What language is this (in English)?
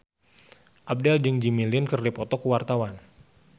Sundanese